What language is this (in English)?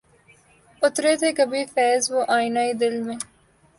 Urdu